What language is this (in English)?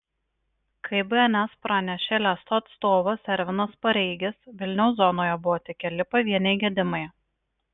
Lithuanian